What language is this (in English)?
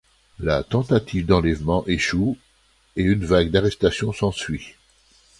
French